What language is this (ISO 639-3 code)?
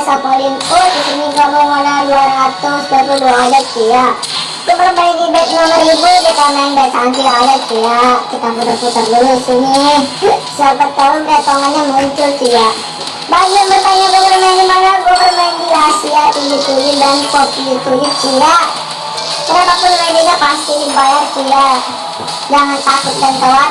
ind